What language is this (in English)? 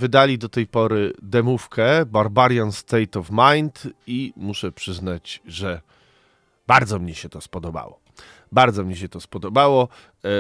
Polish